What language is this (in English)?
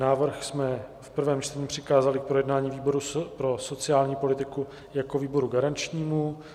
Czech